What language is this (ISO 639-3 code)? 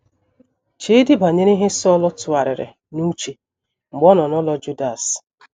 ibo